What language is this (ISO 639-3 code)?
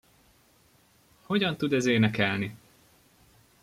hun